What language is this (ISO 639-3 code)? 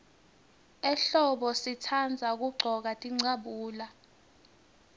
ssw